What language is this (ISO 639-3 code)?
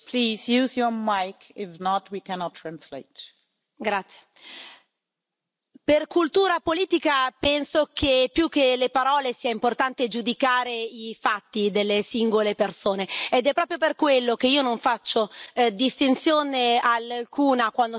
ita